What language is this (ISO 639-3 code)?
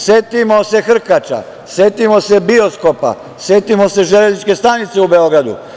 srp